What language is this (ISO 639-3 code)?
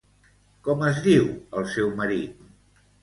cat